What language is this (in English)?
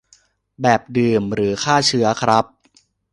Thai